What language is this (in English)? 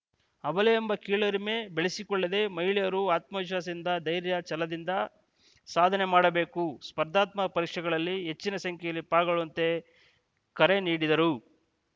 Kannada